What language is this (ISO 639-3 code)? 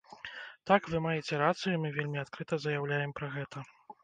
bel